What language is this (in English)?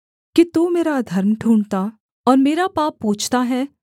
Hindi